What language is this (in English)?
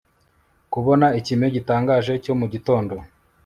Kinyarwanda